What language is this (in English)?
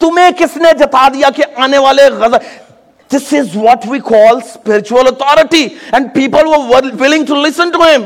Urdu